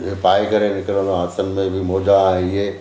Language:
Sindhi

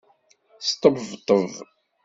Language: Kabyle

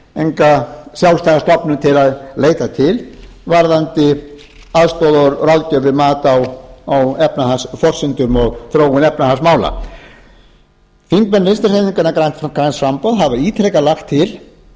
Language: Icelandic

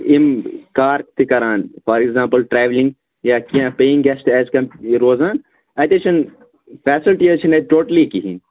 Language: Kashmiri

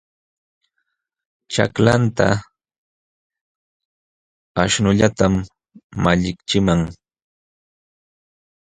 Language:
Jauja Wanca Quechua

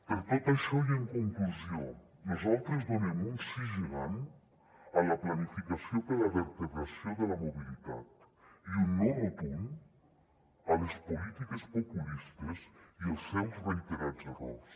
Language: Catalan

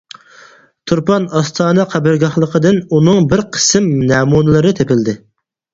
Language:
Uyghur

